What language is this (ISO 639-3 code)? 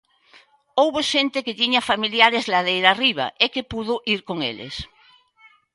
glg